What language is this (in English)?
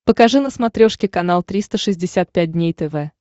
Russian